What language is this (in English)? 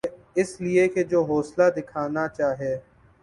Urdu